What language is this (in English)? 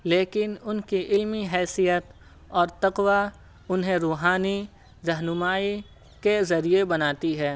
Urdu